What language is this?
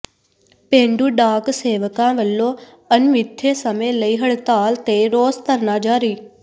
Punjabi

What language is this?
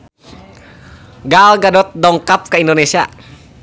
Sundanese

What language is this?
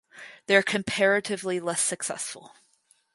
English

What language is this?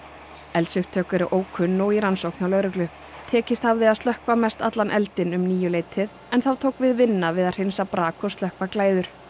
Icelandic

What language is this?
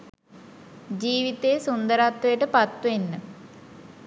Sinhala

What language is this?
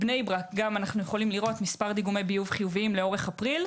Hebrew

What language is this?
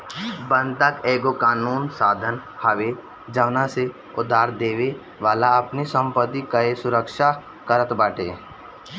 Bhojpuri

